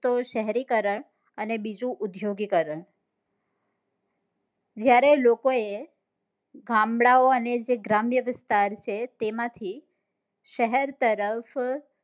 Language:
Gujarati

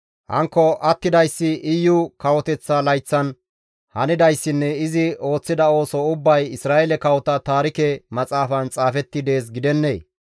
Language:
Gamo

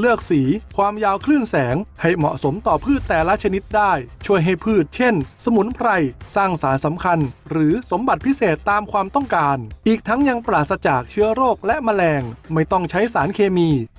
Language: Thai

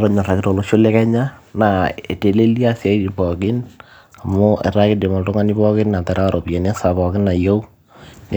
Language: Masai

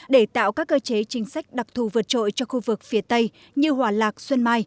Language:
Vietnamese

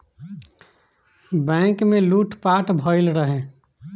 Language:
Bhojpuri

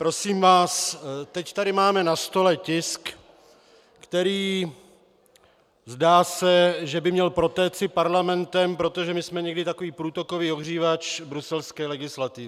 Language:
Czech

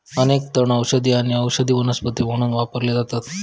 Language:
Marathi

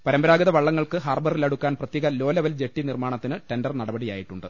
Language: Malayalam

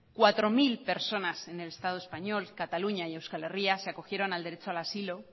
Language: Spanish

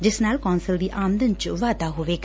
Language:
Punjabi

